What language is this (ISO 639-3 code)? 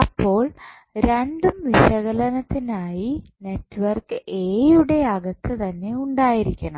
mal